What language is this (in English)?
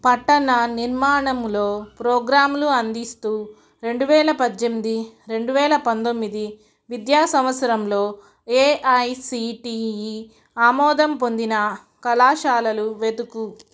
Telugu